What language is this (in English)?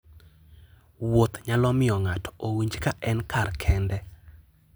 Luo (Kenya and Tanzania)